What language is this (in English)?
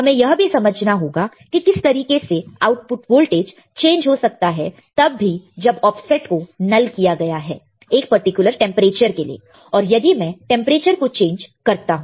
Hindi